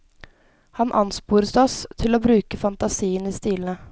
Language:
Norwegian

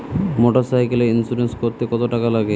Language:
Bangla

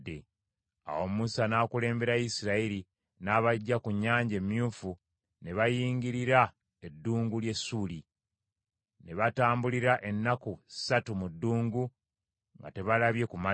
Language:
Ganda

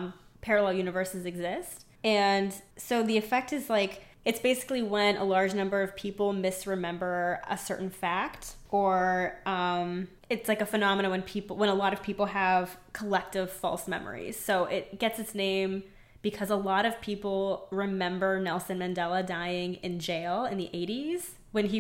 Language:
English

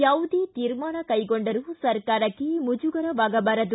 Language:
Kannada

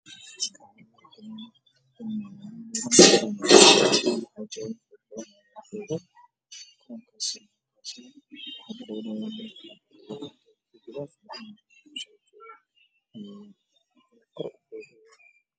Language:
Somali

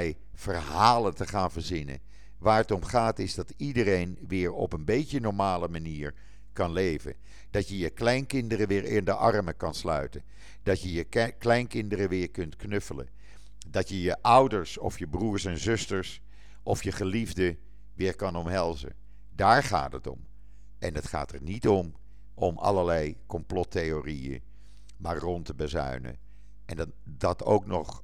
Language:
Dutch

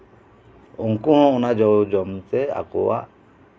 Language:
Santali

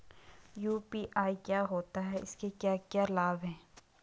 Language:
Hindi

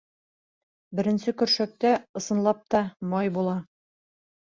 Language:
Bashkir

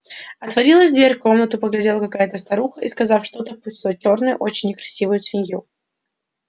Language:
Russian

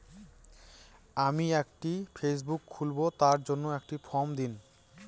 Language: Bangla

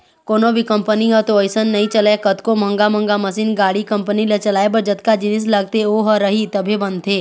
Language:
Chhattisgarhi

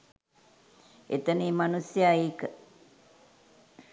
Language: Sinhala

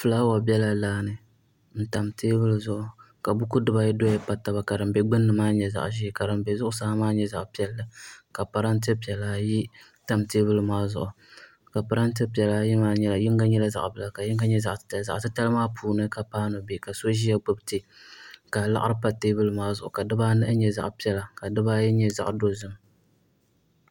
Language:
Dagbani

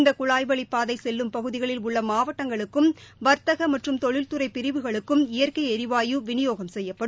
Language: Tamil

